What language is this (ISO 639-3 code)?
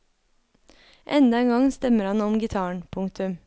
nor